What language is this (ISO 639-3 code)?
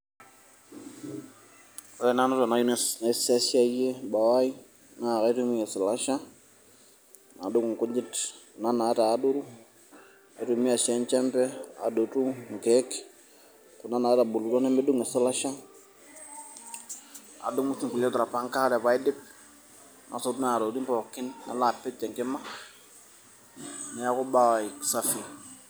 mas